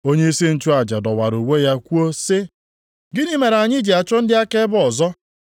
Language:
Igbo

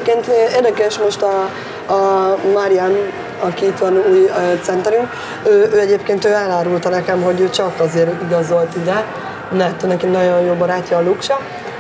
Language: Hungarian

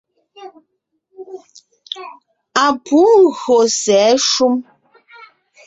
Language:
Ngiemboon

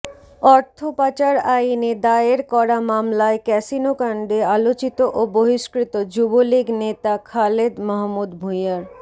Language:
Bangla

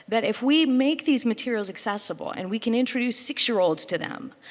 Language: English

